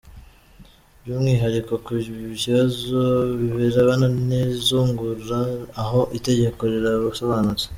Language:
Kinyarwanda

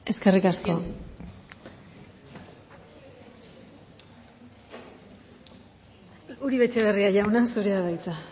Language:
Basque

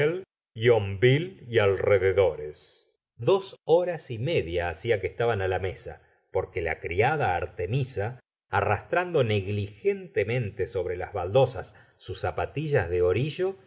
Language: Spanish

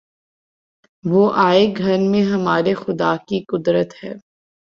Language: Urdu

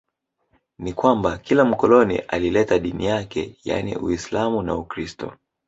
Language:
Swahili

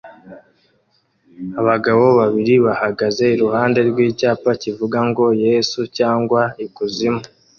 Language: Kinyarwanda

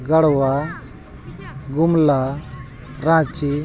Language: Santali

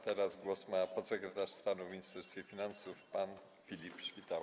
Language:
Polish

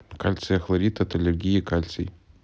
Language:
Russian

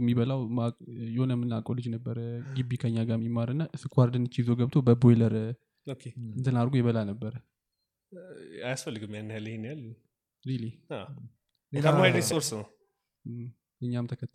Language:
Amharic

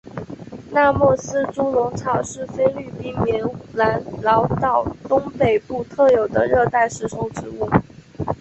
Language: Chinese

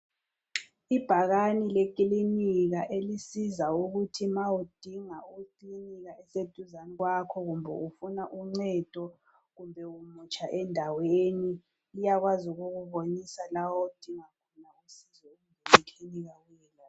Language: North Ndebele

